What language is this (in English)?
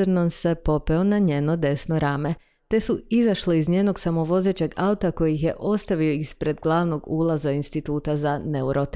Croatian